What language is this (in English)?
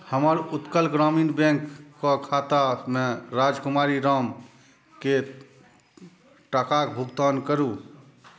Maithili